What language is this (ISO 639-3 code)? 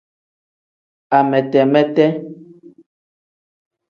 kdh